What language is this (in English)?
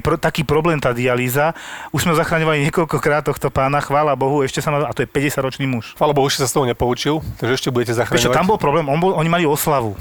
Slovak